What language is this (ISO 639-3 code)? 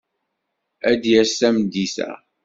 kab